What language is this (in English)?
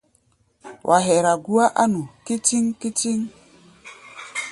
Gbaya